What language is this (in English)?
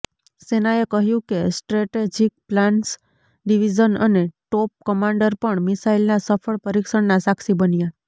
Gujarati